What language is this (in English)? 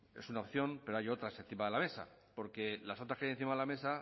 Spanish